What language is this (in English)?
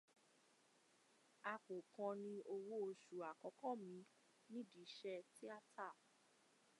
Yoruba